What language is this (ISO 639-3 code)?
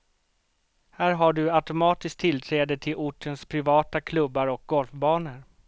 swe